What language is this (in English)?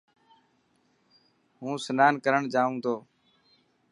Dhatki